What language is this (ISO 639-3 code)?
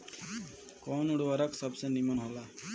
bho